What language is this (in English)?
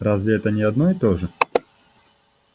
Russian